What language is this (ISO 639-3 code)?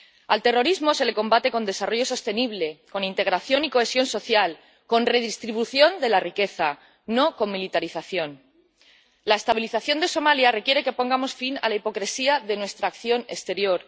spa